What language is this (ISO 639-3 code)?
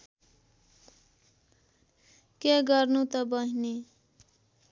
nep